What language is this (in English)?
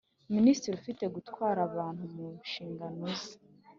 Kinyarwanda